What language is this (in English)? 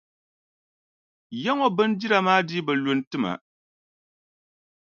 Dagbani